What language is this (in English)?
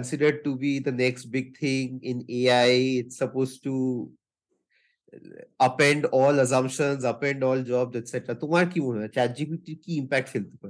Bangla